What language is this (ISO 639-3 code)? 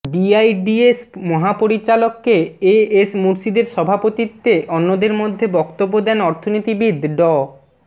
ben